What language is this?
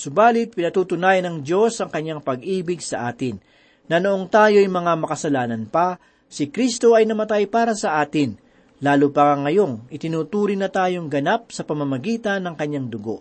Filipino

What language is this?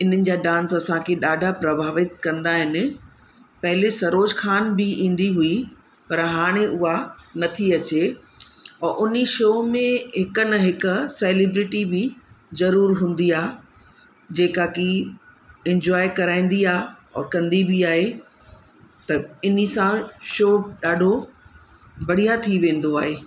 Sindhi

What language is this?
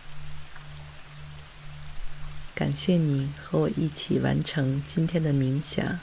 Chinese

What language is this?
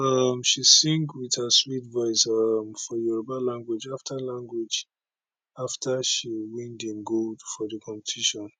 Nigerian Pidgin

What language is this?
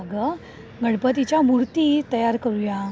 Marathi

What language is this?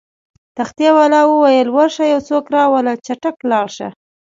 Pashto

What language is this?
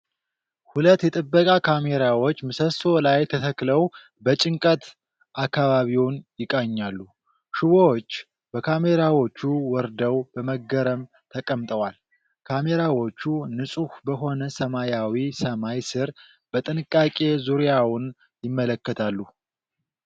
Amharic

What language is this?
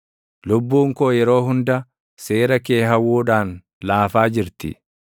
Oromo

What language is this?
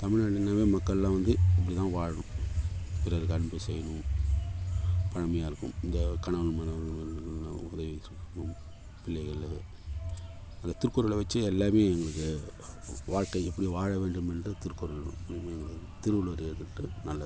Tamil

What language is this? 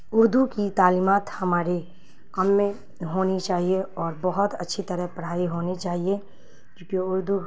Urdu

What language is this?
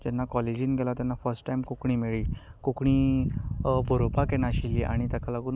Konkani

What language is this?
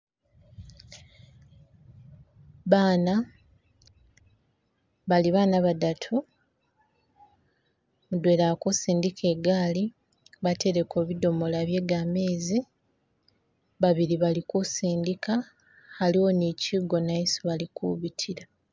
Masaaba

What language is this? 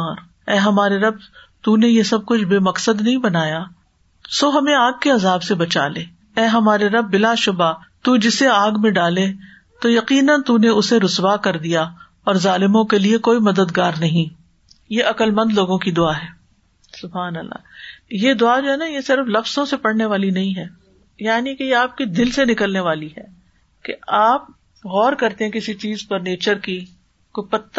Urdu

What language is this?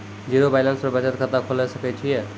Maithili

